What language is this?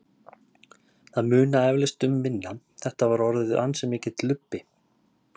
Icelandic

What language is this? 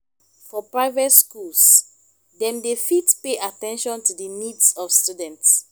Nigerian Pidgin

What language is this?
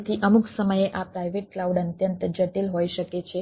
Gujarati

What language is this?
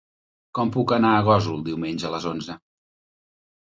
Catalan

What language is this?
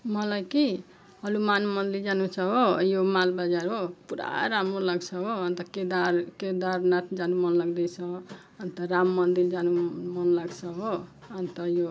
Nepali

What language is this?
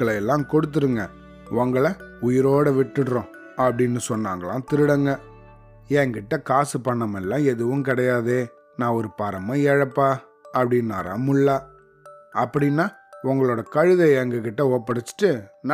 Tamil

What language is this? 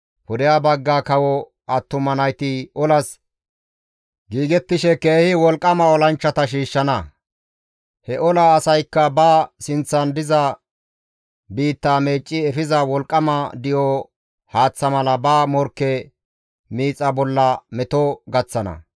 Gamo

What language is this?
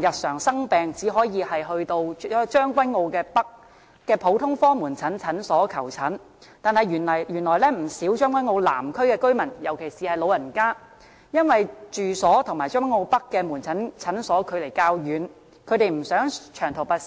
Cantonese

